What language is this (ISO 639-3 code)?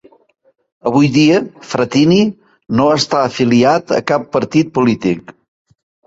cat